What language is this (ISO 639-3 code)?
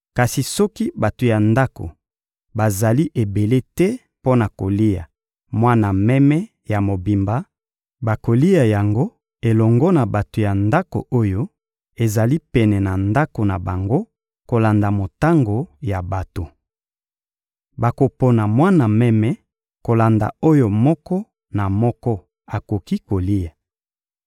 lin